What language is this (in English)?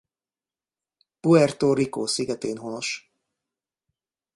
Hungarian